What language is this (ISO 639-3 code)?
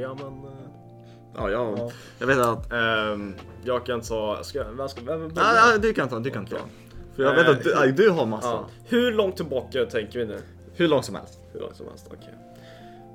swe